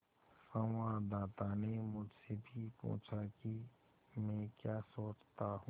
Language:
Hindi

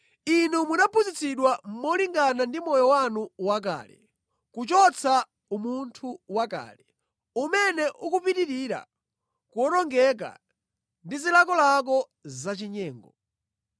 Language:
Nyanja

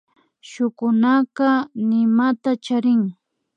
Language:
Imbabura Highland Quichua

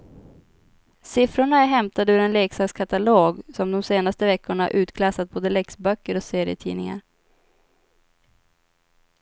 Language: Swedish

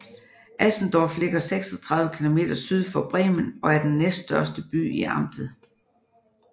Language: Danish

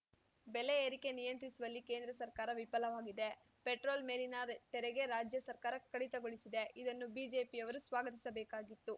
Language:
Kannada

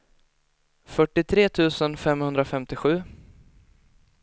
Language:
Swedish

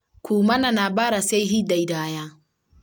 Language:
Kikuyu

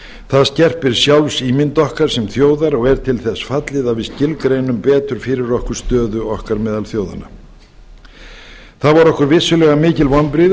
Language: Icelandic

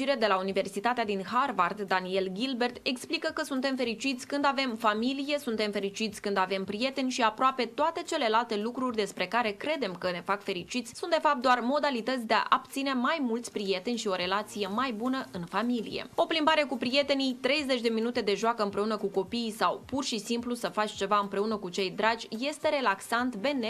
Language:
Romanian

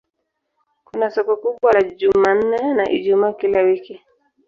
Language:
Swahili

